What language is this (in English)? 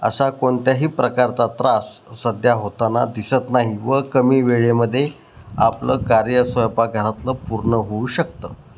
Marathi